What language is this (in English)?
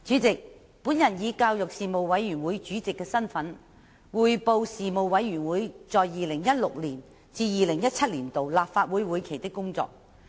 Cantonese